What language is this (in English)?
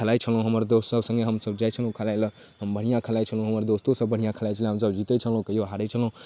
Maithili